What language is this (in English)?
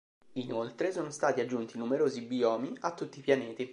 Italian